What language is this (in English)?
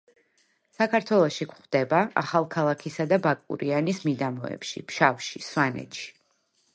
Georgian